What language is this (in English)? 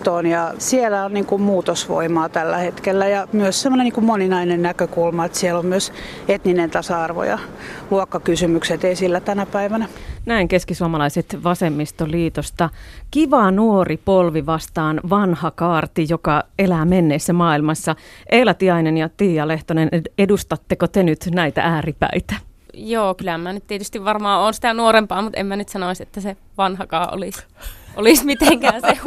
Finnish